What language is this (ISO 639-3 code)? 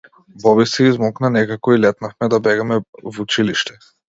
mkd